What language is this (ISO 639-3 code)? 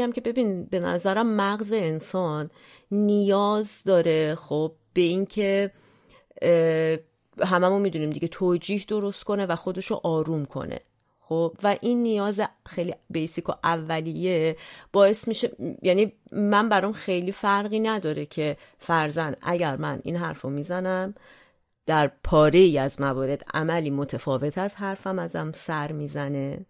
fas